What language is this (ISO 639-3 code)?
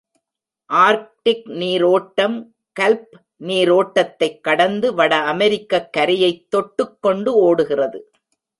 tam